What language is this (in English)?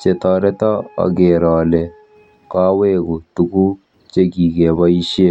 Kalenjin